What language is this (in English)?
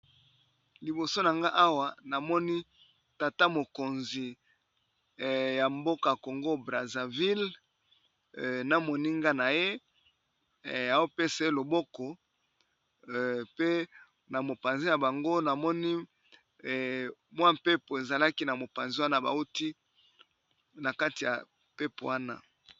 Lingala